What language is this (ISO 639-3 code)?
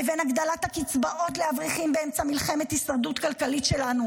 heb